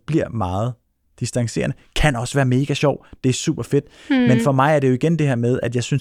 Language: Danish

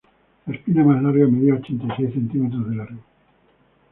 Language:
Spanish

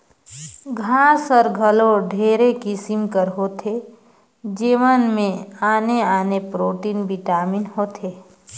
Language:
Chhattisgarhi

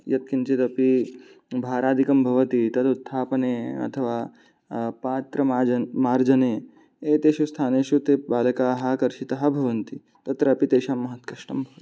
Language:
Sanskrit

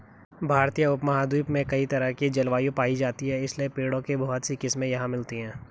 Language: Hindi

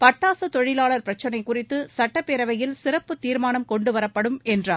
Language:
Tamil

